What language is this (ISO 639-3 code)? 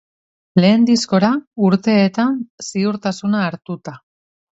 eus